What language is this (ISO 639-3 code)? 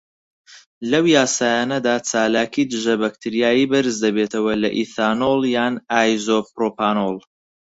ckb